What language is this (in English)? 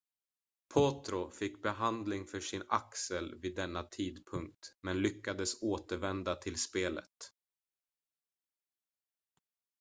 Swedish